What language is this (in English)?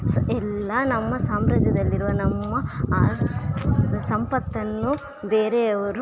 Kannada